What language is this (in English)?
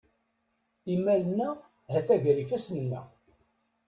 Kabyle